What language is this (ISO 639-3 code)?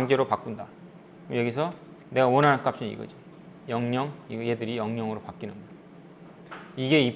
kor